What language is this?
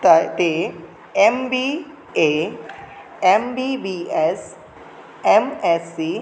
Sanskrit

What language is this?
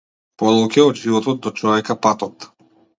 Macedonian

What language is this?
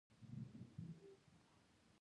Pashto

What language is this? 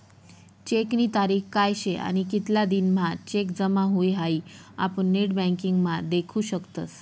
Marathi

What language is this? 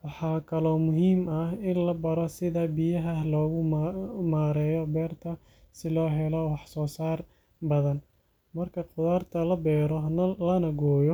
Somali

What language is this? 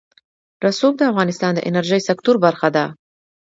Pashto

